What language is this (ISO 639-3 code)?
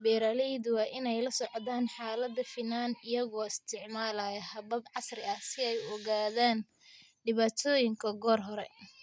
som